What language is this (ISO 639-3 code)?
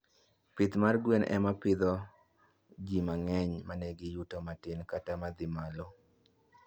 luo